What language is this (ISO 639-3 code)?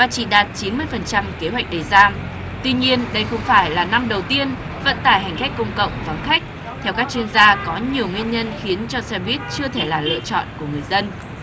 vie